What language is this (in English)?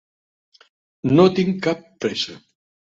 Catalan